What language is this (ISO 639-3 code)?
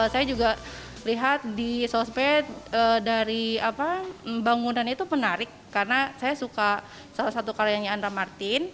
ind